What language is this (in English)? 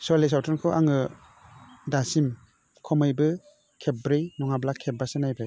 Bodo